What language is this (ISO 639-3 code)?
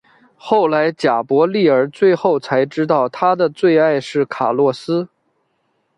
zho